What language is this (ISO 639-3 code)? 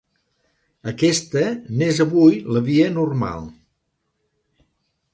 cat